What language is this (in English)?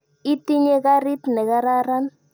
Kalenjin